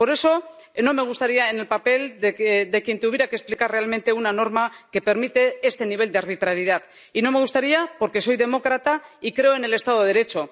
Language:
Spanish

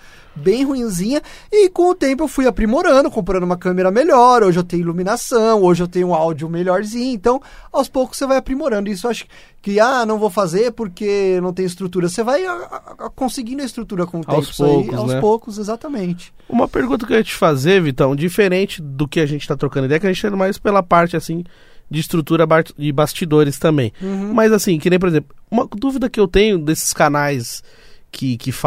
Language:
Portuguese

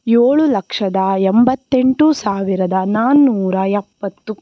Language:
Kannada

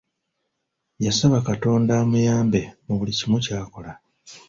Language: Ganda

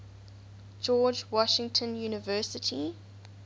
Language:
English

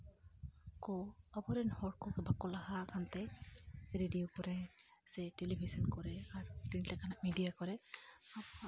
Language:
Santali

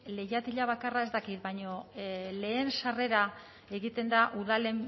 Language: Basque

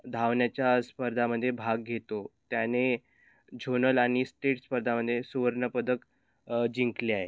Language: Marathi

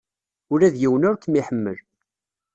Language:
Kabyle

